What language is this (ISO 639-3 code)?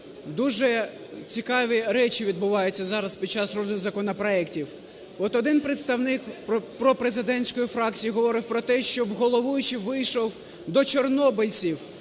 ukr